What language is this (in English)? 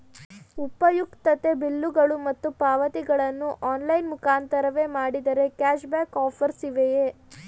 Kannada